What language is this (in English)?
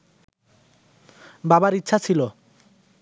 Bangla